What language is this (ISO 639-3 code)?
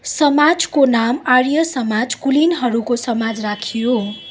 nep